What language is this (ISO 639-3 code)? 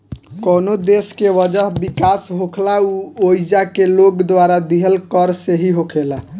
bho